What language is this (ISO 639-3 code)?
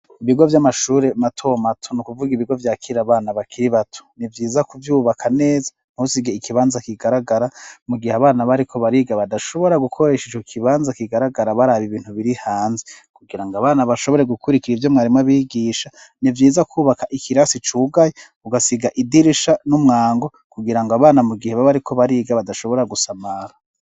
run